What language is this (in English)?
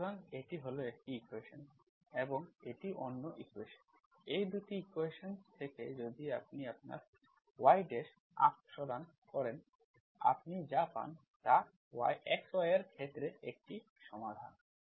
Bangla